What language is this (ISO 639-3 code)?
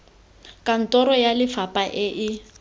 tsn